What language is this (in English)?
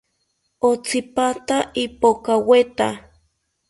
South Ucayali Ashéninka